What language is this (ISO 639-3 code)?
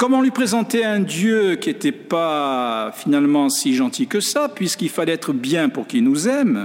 fra